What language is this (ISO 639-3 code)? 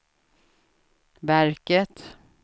swe